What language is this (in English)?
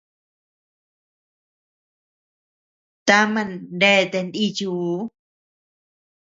Tepeuxila Cuicatec